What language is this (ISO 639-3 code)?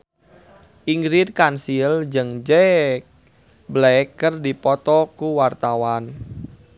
sun